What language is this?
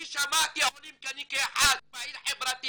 Hebrew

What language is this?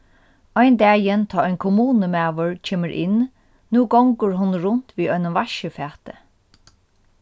Faroese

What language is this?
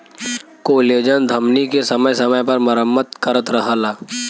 Bhojpuri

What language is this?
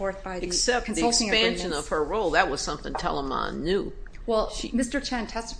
English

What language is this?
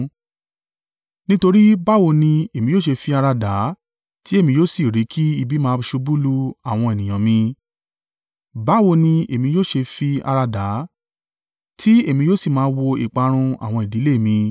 Yoruba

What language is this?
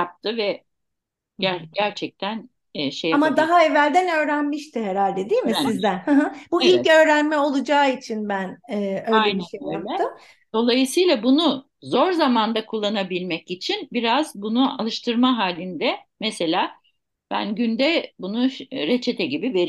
Turkish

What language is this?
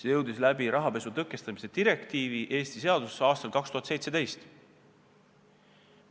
Estonian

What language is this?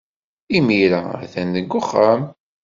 Kabyle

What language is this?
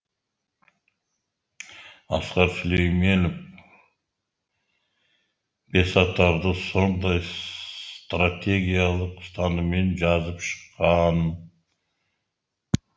Kazakh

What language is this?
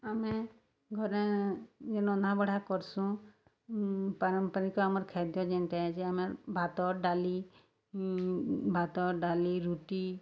Odia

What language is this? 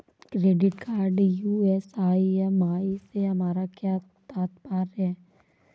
Hindi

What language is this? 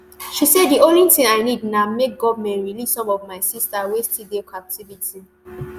Nigerian Pidgin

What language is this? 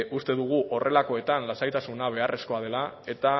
Basque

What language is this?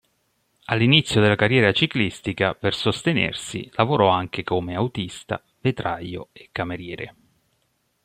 Italian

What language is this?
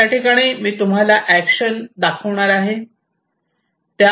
Marathi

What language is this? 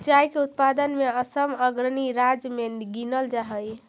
Magahi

